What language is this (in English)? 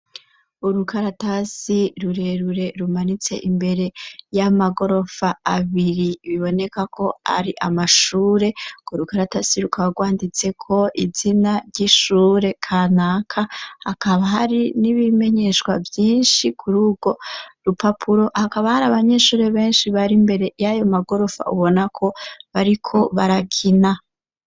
Rundi